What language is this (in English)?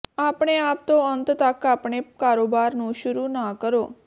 Punjabi